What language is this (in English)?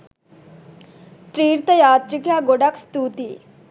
Sinhala